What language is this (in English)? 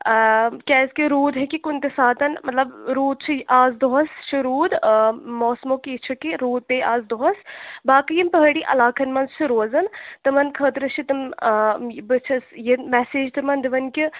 Kashmiri